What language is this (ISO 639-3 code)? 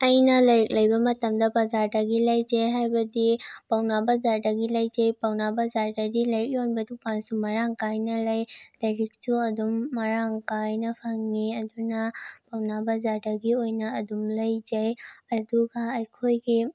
mni